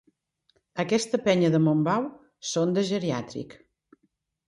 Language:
Catalan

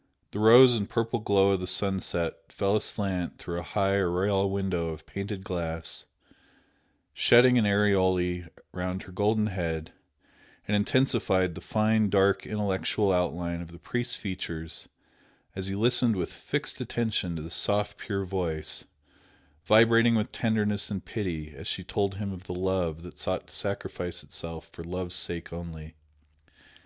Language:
English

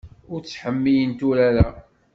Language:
Kabyle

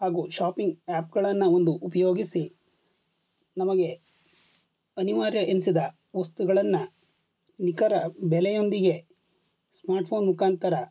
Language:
Kannada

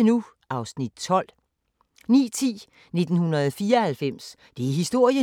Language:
Danish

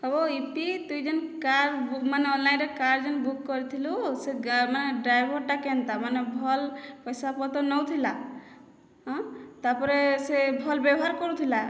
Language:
Odia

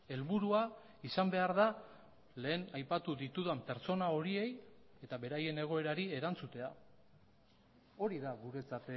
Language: Basque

